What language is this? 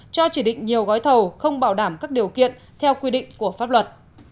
Vietnamese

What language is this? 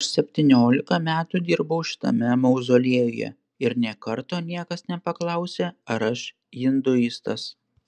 Lithuanian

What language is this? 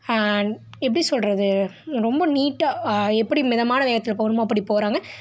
Tamil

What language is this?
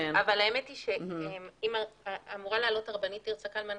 Hebrew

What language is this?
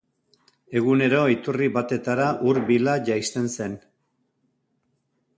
Basque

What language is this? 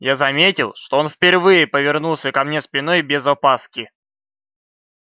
Russian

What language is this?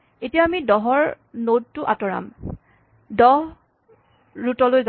Assamese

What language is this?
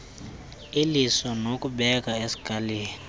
Xhosa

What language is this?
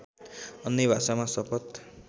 Nepali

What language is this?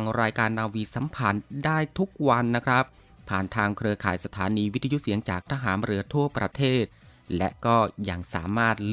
Thai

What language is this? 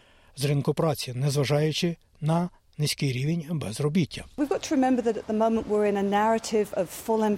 Ukrainian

